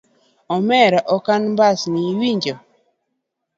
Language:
Luo (Kenya and Tanzania)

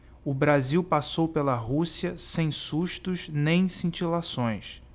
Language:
Portuguese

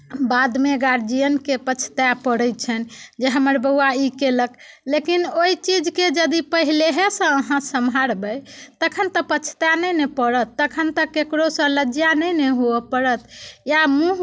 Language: Maithili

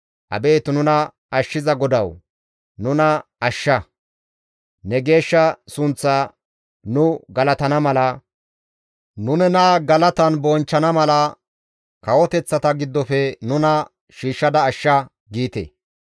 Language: Gamo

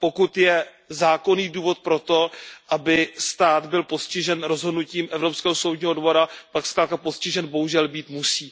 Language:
Czech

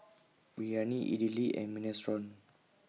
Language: English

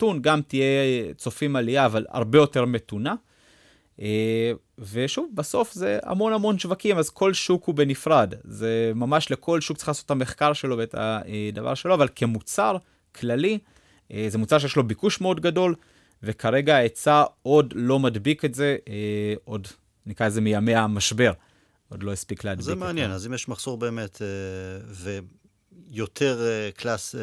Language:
Hebrew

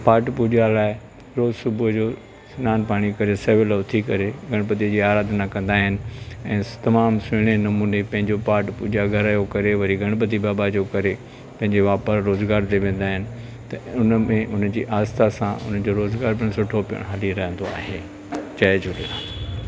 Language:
Sindhi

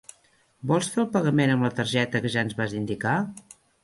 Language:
Catalan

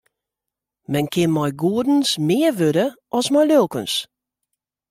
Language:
Western Frisian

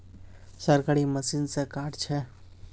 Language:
Magahi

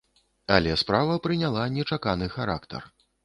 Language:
Belarusian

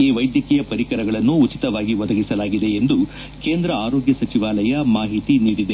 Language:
Kannada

